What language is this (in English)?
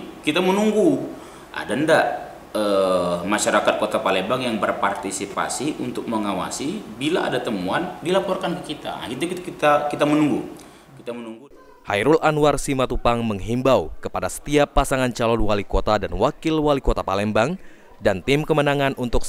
Indonesian